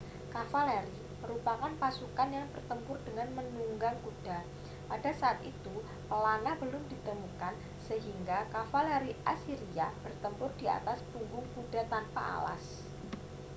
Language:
Indonesian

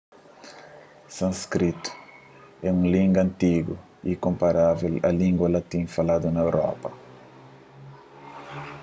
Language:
Kabuverdianu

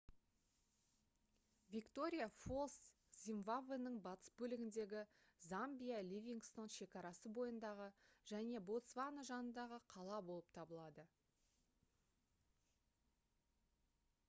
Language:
Kazakh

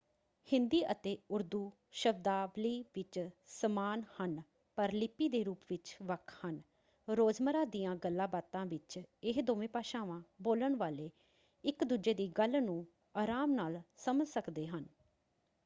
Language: Punjabi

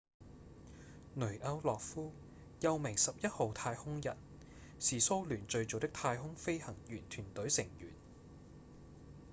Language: Cantonese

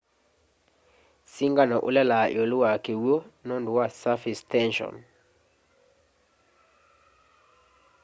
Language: Kamba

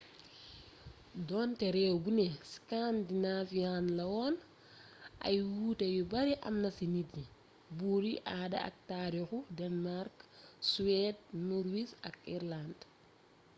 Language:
Wolof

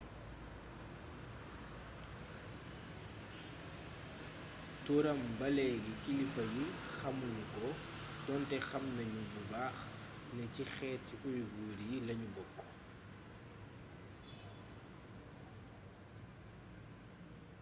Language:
Wolof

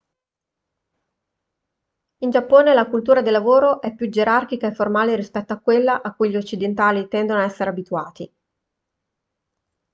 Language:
Italian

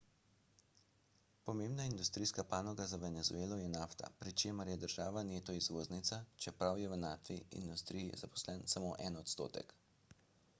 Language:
Slovenian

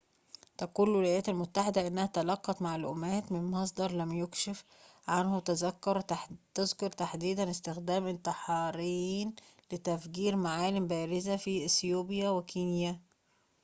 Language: Arabic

